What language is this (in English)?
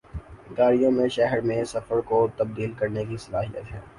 Urdu